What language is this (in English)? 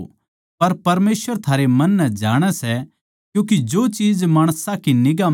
Haryanvi